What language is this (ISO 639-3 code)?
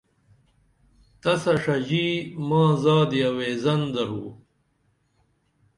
dml